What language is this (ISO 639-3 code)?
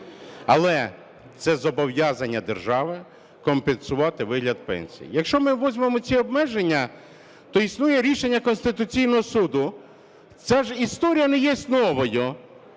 ukr